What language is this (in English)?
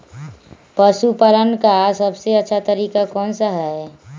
Magahi